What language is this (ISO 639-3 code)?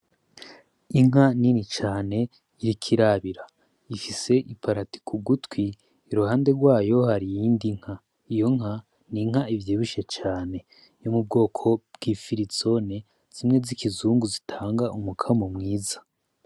run